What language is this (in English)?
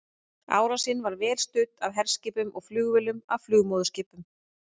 Icelandic